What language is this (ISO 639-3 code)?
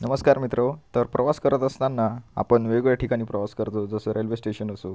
mar